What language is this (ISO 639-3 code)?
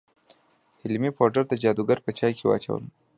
pus